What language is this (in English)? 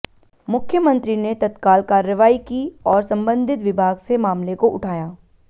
Hindi